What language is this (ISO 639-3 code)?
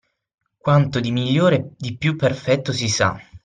ita